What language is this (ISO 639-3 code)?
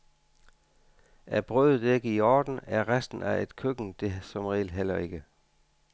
dan